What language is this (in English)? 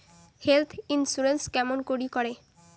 Bangla